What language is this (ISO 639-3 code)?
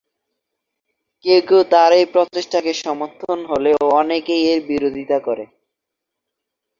ben